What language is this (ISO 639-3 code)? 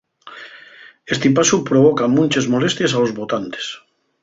ast